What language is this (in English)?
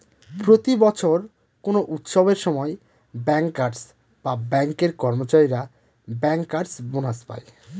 Bangla